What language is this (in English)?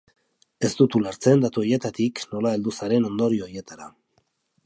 Basque